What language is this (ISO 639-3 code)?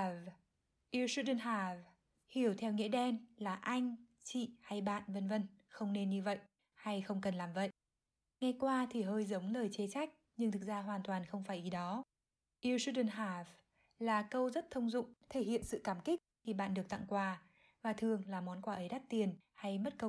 vie